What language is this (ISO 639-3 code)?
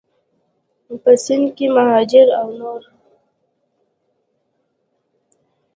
pus